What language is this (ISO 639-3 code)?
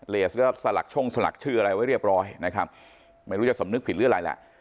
tha